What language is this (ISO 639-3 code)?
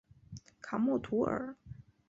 zho